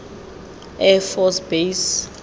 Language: Tswana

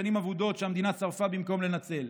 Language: Hebrew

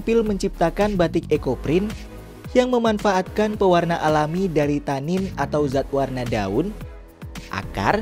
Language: Indonesian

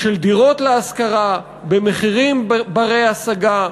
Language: Hebrew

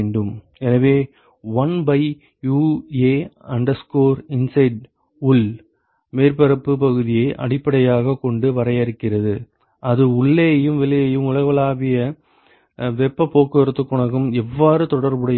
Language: Tamil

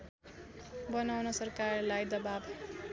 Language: Nepali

